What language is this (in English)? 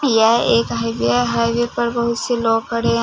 Hindi